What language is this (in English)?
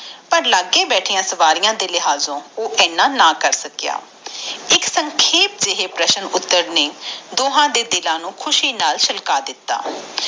Punjabi